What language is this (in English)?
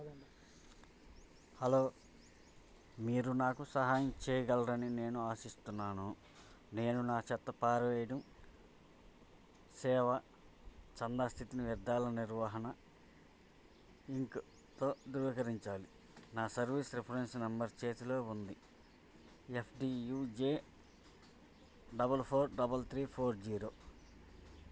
Telugu